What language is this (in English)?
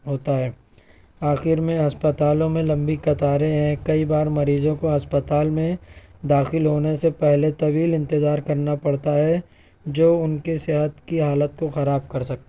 Urdu